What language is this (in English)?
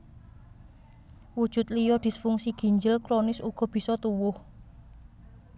Javanese